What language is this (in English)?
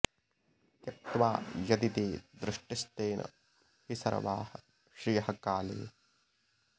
Sanskrit